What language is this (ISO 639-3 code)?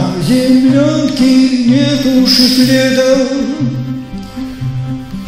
ron